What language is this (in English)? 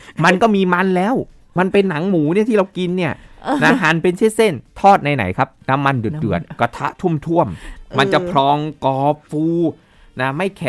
Thai